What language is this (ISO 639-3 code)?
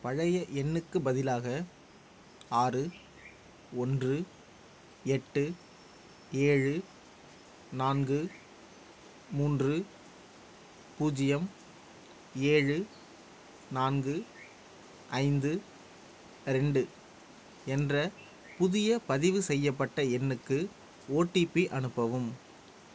tam